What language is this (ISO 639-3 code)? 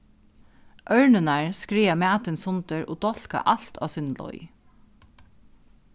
fao